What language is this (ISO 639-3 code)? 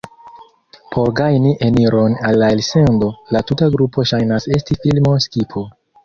epo